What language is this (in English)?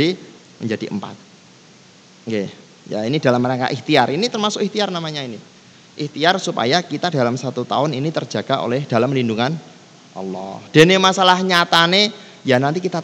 Indonesian